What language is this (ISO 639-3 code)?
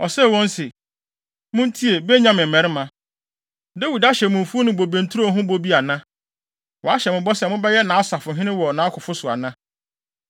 aka